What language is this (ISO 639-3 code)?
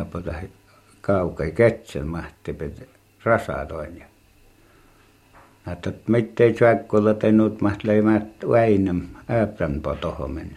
fin